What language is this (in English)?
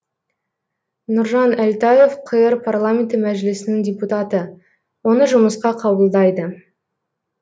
Kazakh